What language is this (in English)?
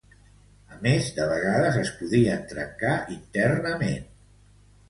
Catalan